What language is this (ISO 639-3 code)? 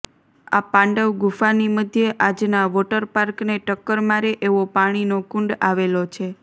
guj